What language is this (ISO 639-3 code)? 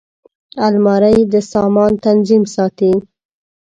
pus